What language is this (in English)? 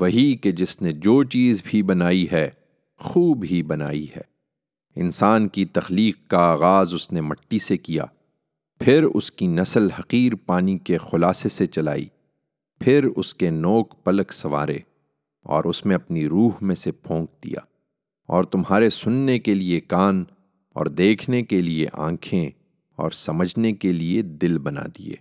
Urdu